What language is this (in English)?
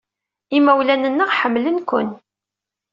Kabyle